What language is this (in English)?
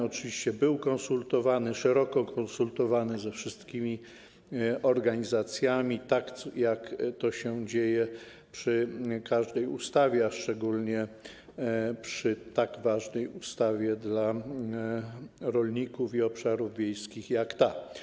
Polish